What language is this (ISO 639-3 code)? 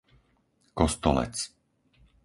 slk